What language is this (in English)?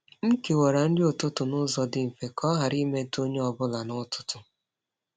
Igbo